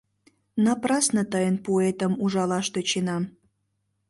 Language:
Mari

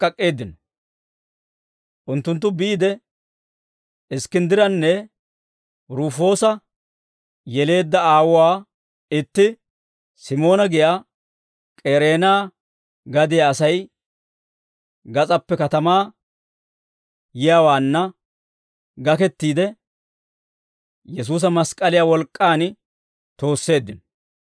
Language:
Dawro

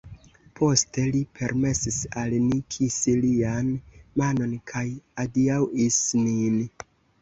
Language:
Esperanto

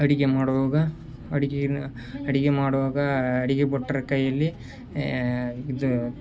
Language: Kannada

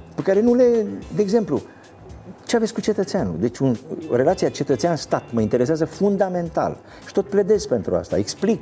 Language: Romanian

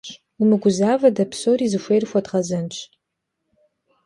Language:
Kabardian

